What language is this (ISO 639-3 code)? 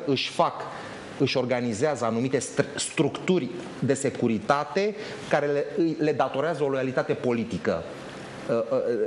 ron